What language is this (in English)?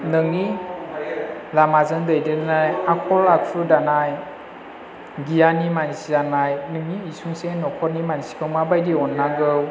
Bodo